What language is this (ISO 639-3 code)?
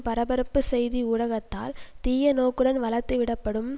tam